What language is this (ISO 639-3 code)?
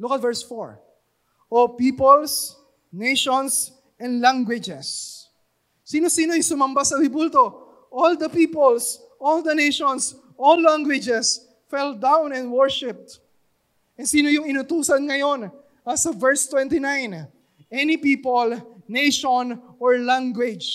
fil